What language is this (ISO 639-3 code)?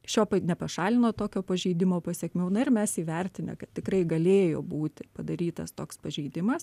lit